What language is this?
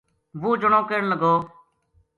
Gujari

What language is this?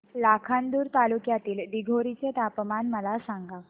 Marathi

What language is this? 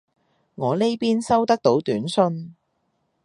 Cantonese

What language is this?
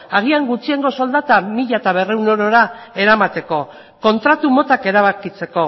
Basque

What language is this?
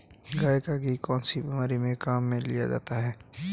Hindi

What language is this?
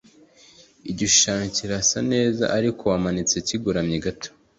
Kinyarwanda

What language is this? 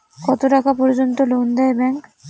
Bangla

